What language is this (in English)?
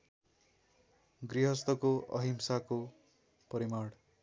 Nepali